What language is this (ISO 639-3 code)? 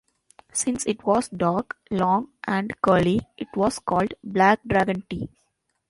eng